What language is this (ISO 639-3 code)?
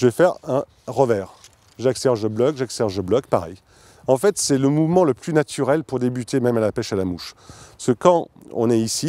fra